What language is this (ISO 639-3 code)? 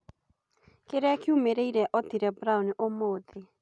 kik